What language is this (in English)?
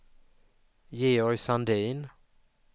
Swedish